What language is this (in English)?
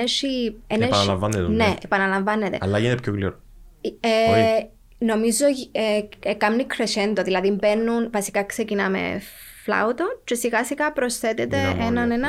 Greek